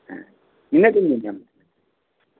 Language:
Santali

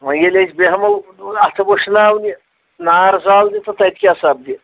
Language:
Kashmiri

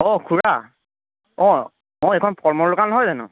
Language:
Assamese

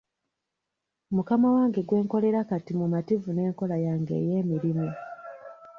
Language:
Ganda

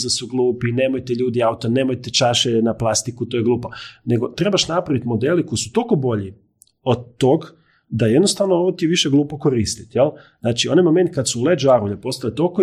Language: Croatian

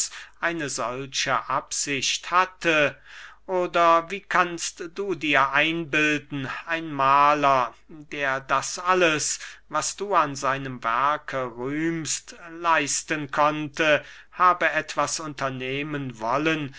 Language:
German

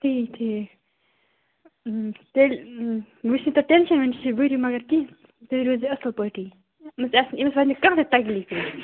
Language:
Kashmiri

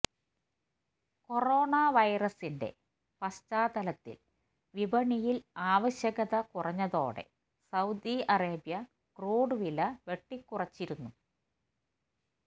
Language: Malayalam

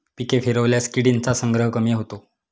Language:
Marathi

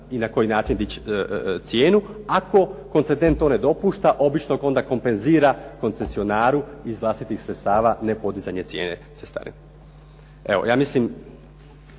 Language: Croatian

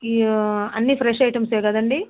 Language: Telugu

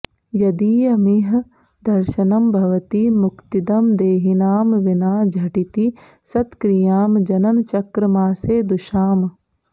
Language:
Sanskrit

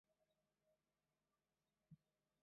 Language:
Chinese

